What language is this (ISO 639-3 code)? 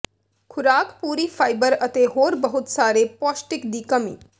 pan